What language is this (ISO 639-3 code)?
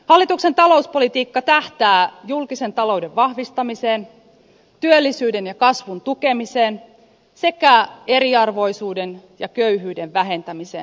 fin